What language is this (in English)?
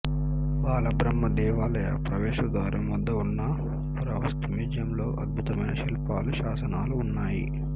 Telugu